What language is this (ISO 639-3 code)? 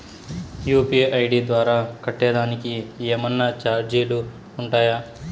tel